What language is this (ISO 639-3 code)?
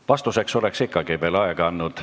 est